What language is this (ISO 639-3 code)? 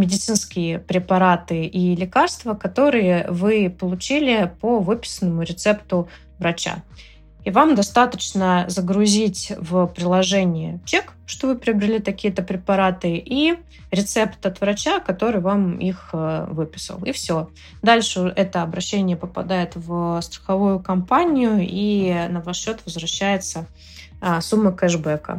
rus